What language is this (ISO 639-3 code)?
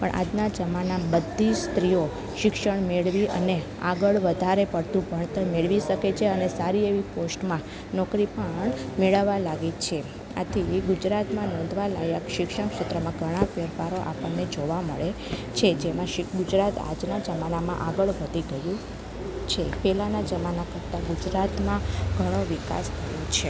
guj